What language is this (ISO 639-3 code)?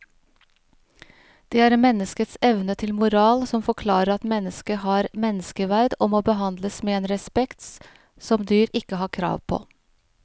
nor